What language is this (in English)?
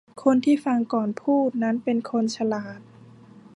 Thai